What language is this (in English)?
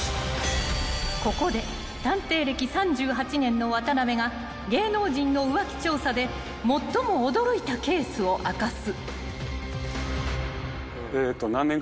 Japanese